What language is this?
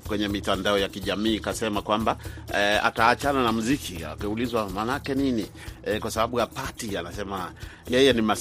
Swahili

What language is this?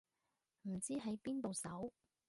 Cantonese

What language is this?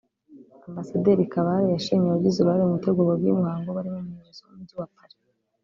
Kinyarwanda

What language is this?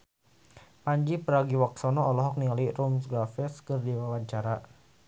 Sundanese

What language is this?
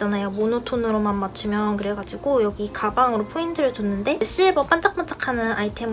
Korean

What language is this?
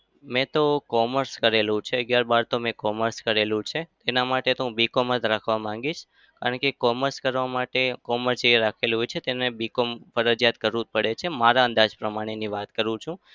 Gujarati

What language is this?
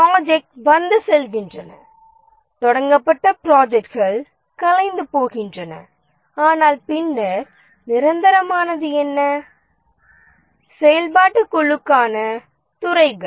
Tamil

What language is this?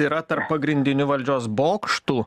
Lithuanian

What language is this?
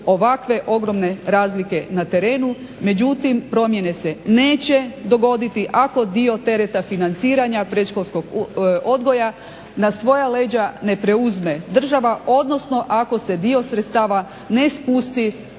Croatian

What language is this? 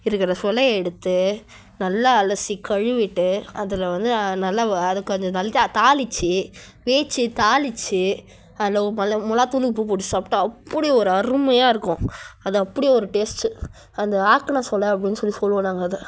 Tamil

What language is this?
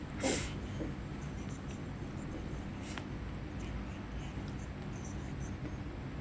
English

